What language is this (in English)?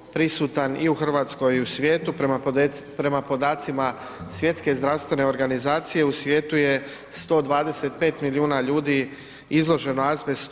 Croatian